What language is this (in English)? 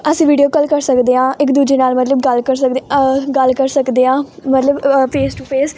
Punjabi